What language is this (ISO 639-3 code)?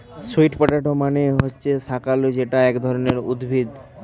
ben